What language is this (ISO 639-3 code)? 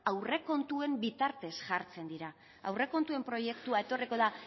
eus